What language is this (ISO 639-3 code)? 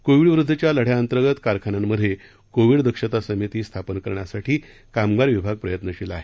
mar